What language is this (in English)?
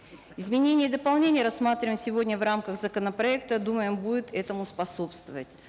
Kazakh